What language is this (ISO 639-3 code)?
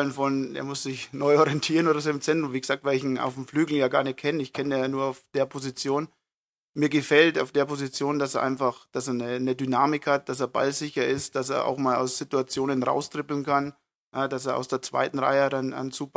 deu